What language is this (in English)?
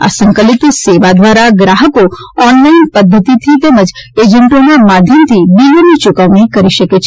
Gujarati